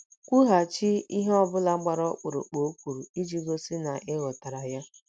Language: Igbo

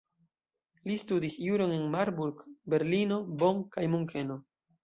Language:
Esperanto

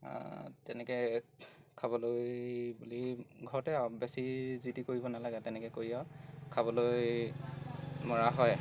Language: Assamese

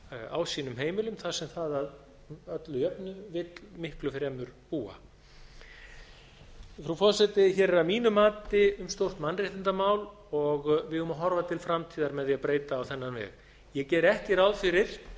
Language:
Icelandic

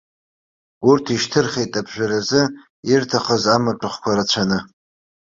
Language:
Abkhazian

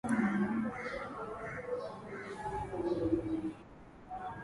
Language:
Swahili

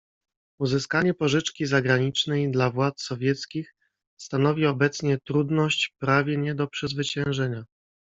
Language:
Polish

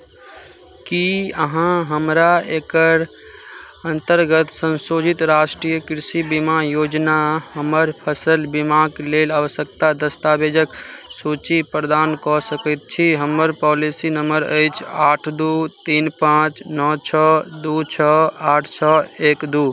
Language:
Maithili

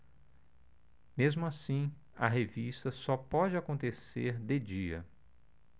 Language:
Portuguese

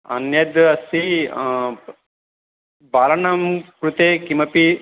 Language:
Sanskrit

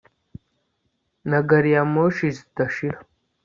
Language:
Kinyarwanda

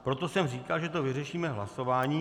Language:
Czech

